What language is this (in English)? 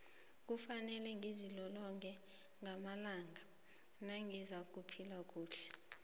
South Ndebele